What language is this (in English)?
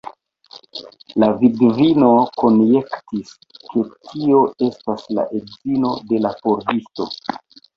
Esperanto